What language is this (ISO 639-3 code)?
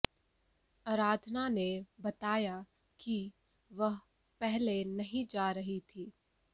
hin